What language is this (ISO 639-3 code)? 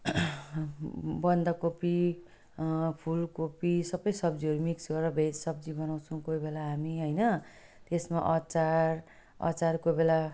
nep